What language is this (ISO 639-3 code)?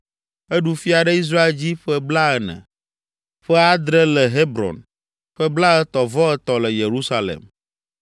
ewe